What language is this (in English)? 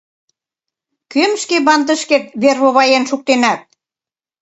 Mari